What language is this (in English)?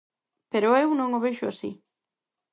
Galician